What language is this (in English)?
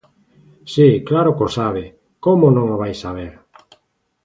Galician